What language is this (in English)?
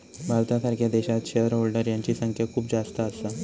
Marathi